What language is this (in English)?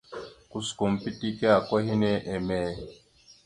Mada (Cameroon)